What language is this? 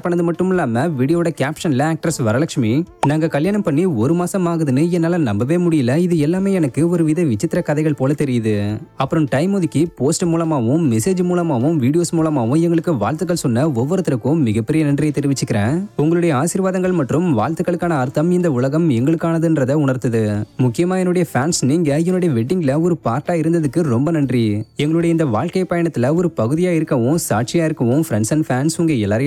Tamil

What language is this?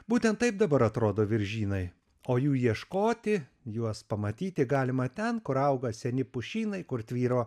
Lithuanian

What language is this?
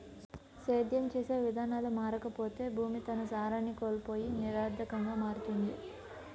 Telugu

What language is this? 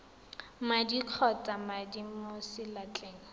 Tswana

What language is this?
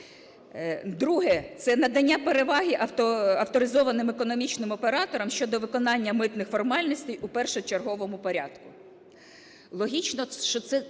Ukrainian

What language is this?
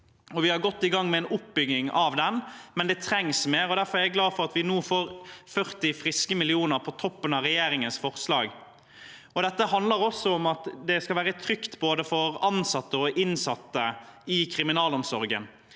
Norwegian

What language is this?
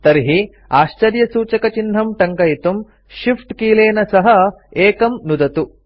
Sanskrit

